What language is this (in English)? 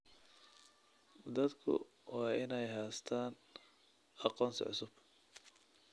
Somali